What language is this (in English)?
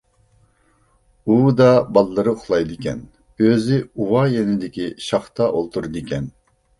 Uyghur